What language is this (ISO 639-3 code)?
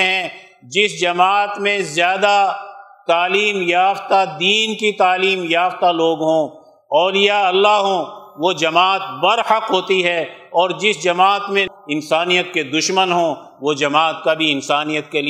urd